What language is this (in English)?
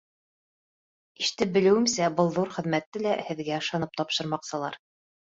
Bashkir